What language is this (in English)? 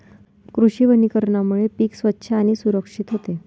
Marathi